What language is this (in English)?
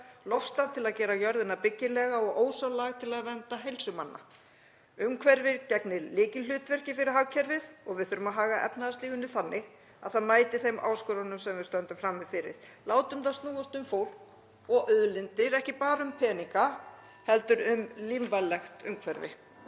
Icelandic